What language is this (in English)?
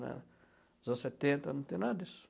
Portuguese